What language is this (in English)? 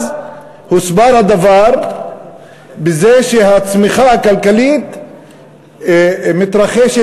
Hebrew